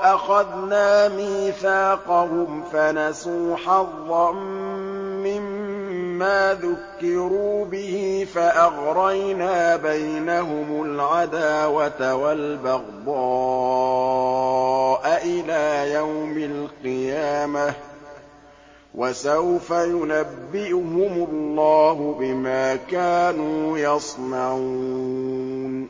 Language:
Arabic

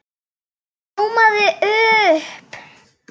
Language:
Icelandic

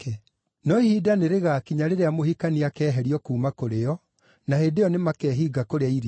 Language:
Kikuyu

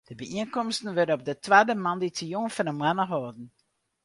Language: Western Frisian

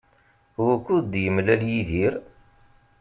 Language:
Kabyle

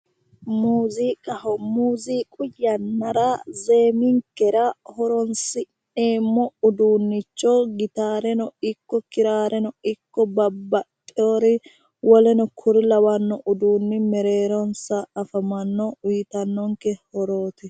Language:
Sidamo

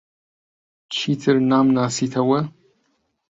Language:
Central Kurdish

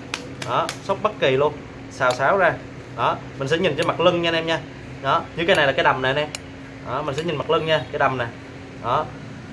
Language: Vietnamese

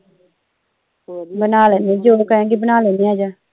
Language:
Punjabi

